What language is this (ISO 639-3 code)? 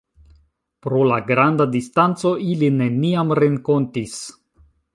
epo